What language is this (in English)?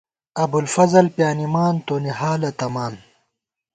Gawar-Bati